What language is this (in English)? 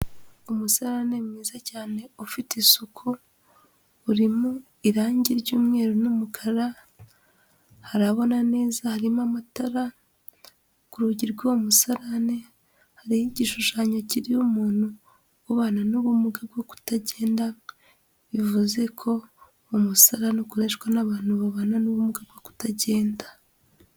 Kinyarwanda